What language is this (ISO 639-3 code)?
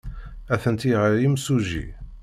kab